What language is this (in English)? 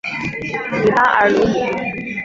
Chinese